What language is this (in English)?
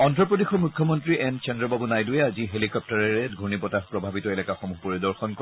Assamese